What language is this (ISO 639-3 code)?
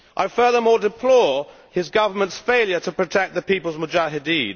eng